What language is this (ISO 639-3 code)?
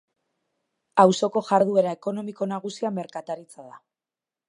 eus